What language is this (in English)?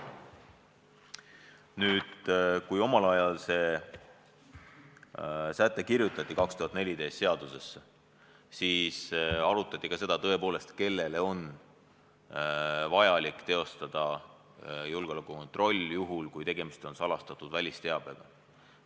Estonian